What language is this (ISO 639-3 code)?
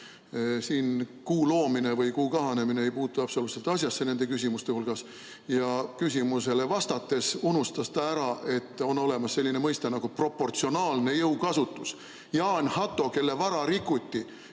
est